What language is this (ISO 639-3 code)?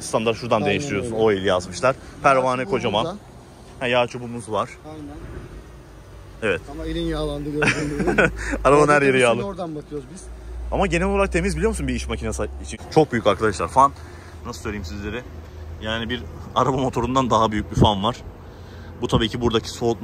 tur